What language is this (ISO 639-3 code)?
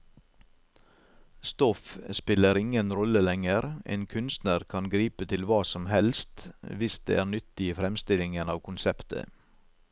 nor